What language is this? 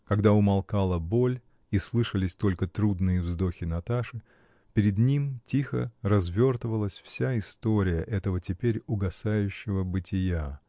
Russian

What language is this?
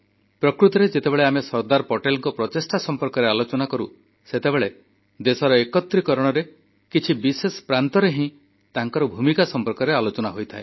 Odia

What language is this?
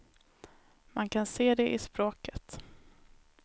Swedish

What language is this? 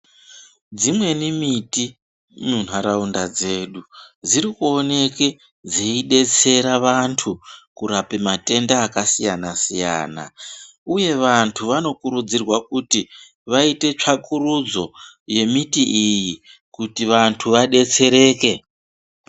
Ndau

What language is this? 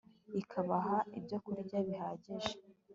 Kinyarwanda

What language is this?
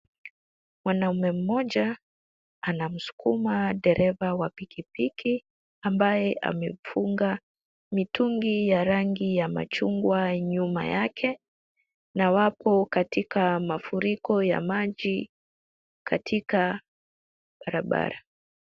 Swahili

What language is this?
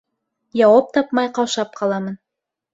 Bashkir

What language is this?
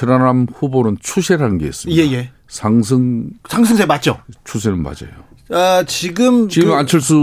Korean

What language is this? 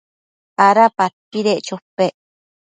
Matsés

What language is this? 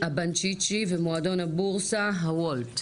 Hebrew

